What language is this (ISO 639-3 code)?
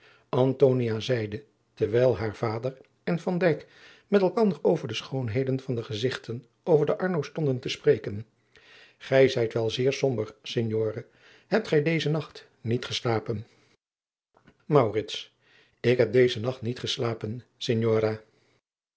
nld